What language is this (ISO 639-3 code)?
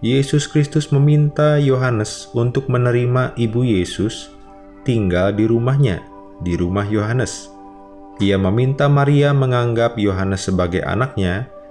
ind